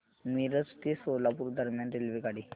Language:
Marathi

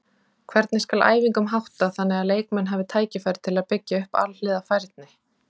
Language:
Icelandic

